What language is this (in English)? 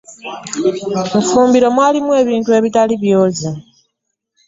Ganda